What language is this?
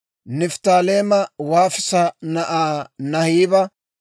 Dawro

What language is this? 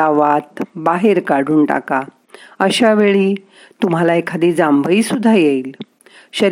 Marathi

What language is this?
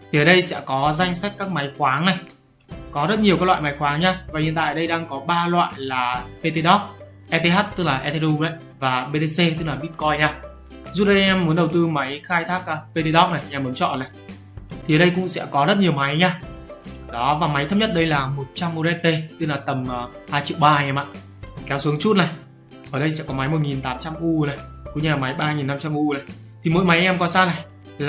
Vietnamese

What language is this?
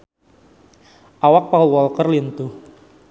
Sundanese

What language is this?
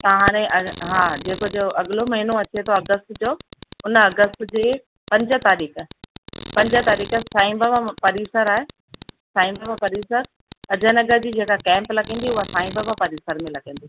Sindhi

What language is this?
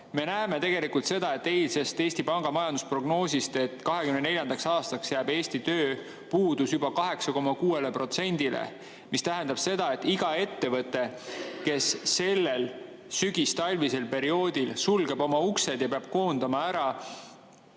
Estonian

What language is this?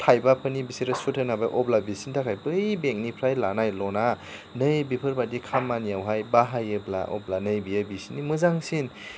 Bodo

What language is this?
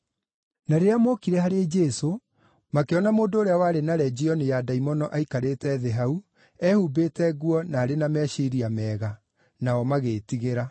Kikuyu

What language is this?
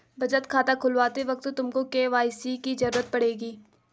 Hindi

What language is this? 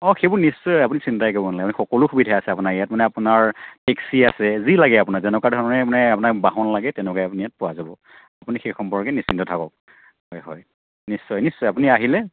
Assamese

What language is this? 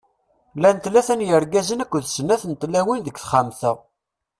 Kabyle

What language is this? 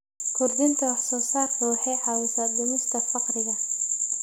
Somali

